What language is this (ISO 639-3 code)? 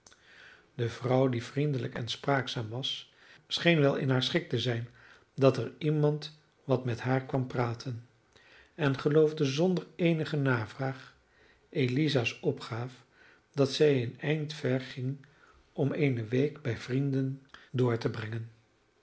nld